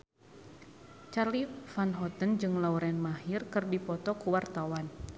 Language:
Sundanese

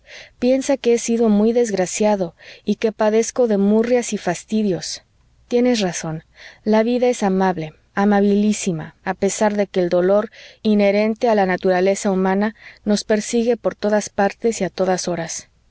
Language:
Spanish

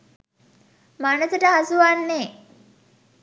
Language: Sinhala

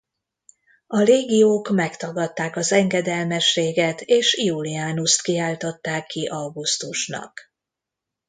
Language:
Hungarian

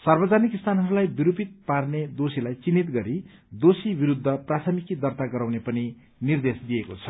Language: Nepali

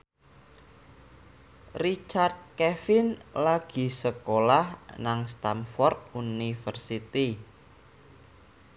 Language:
Javanese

